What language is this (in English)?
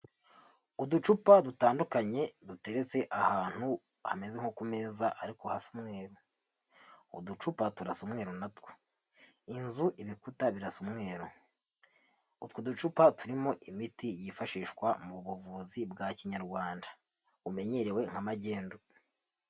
Kinyarwanda